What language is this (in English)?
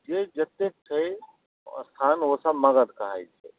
Maithili